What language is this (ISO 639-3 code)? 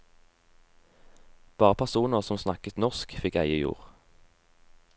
nor